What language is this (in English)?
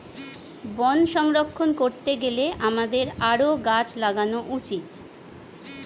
Bangla